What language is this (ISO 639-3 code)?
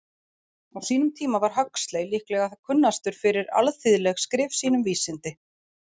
isl